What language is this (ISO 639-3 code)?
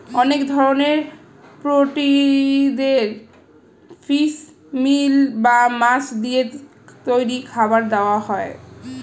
ben